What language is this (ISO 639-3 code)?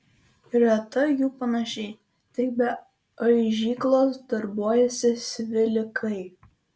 lit